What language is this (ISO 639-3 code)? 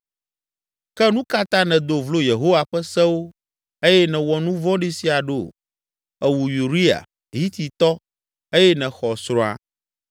ewe